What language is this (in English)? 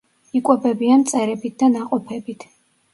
Georgian